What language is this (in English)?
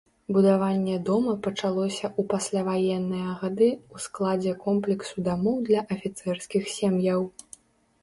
Belarusian